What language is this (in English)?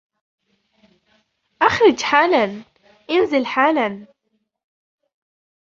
Arabic